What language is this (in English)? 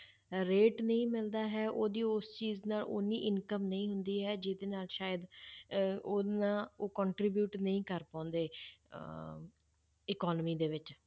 Punjabi